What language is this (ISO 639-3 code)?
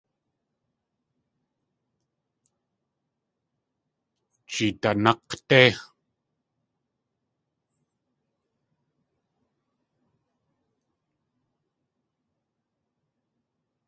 tli